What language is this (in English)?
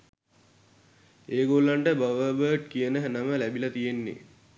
Sinhala